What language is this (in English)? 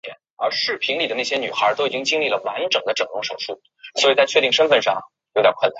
Chinese